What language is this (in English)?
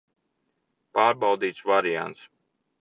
Latvian